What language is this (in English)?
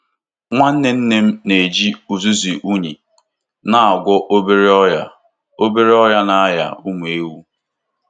Igbo